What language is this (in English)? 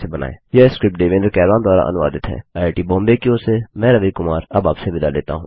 Hindi